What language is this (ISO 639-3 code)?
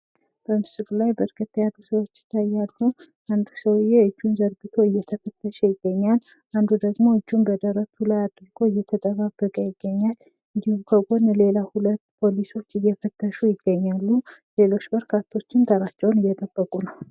amh